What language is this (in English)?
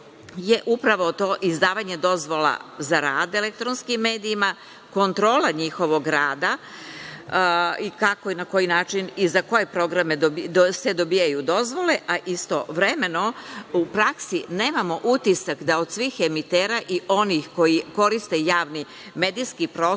Serbian